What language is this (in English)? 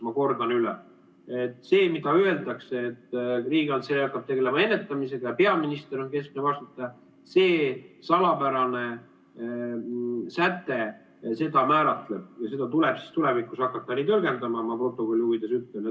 Estonian